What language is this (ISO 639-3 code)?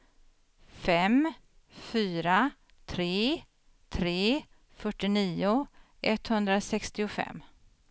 swe